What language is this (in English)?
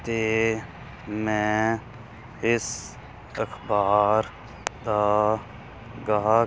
Punjabi